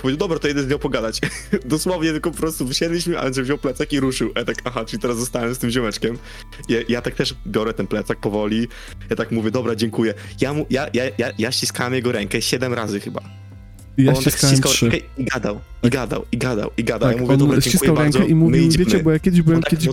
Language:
Polish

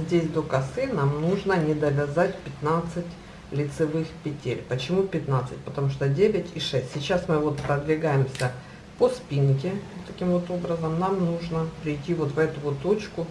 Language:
Russian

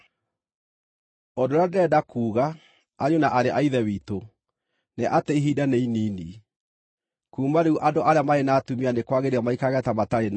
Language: Kikuyu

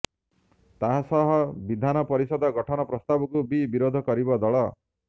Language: Odia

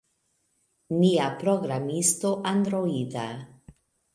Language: Esperanto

